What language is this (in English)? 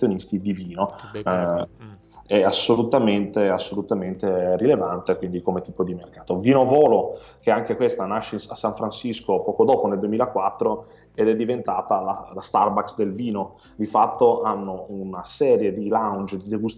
Italian